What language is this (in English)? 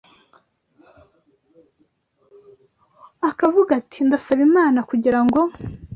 Kinyarwanda